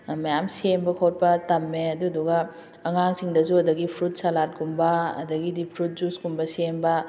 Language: Manipuri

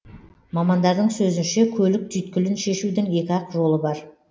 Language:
Kazakh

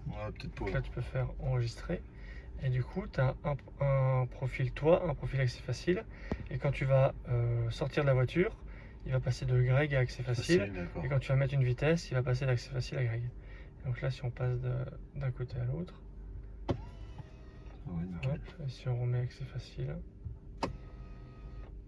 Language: French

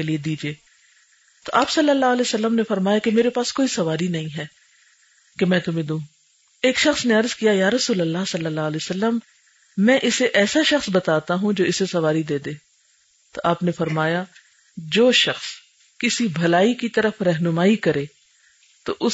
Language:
Urdu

